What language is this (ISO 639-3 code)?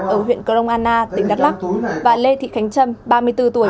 vie